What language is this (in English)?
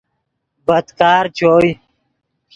Yidgha